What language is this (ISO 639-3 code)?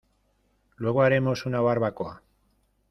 spa